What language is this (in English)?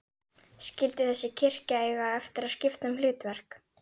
Icelandic